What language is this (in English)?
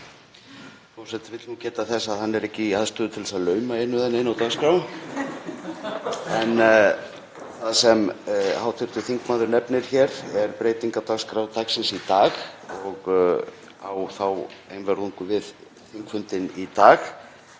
Icelandic